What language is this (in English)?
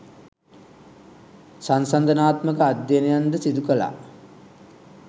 Sinhala